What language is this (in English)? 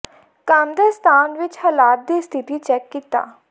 Punjabi